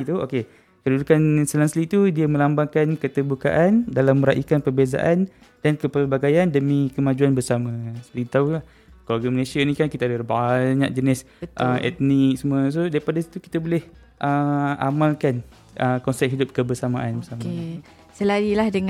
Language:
Malay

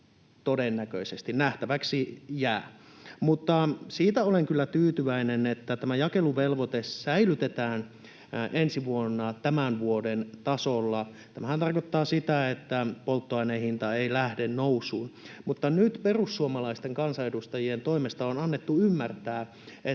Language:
Finnish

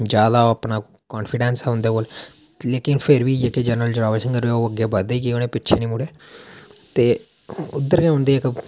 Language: Dogri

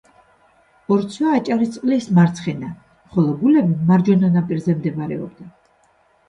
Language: Georgian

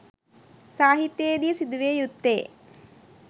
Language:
Sinhala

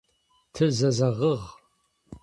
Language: Adyghe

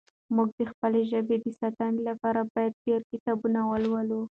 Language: Pashto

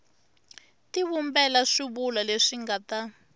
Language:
Tsonga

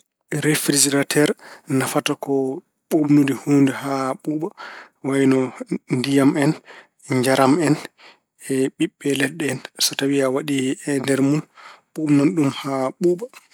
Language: Fula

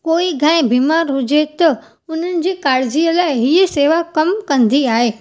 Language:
Sindhi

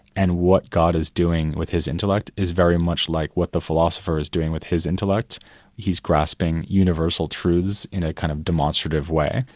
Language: English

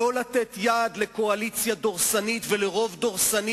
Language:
Hebrew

